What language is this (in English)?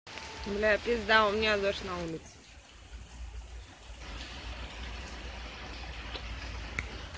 Russian